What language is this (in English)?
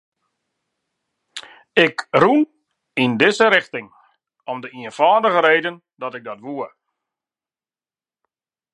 Western Frisian